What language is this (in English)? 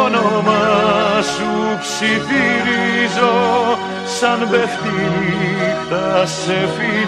Greek